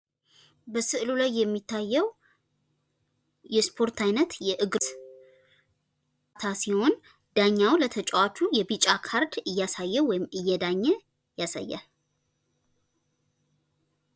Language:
Amharic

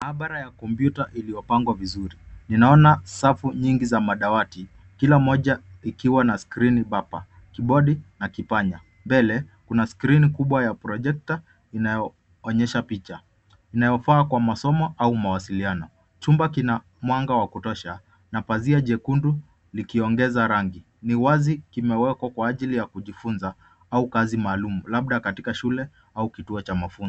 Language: Swahili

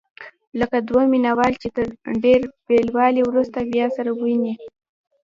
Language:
Pashto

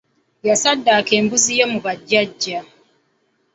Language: Ganda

